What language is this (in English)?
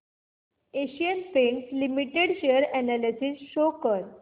Marathi